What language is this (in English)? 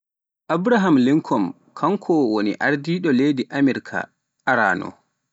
Pular